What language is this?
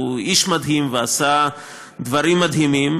Hebrew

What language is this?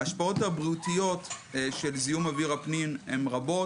Hebrew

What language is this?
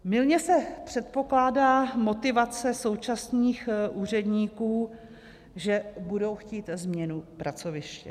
Czech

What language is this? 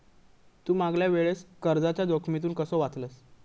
Marathi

